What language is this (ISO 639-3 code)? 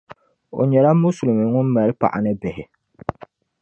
dag